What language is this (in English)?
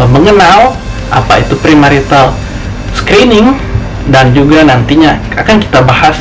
Indonesian